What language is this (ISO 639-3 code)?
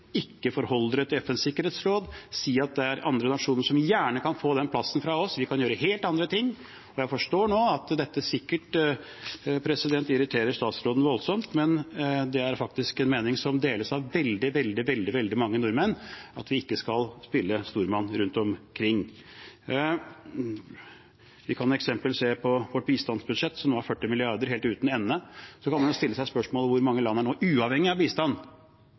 nob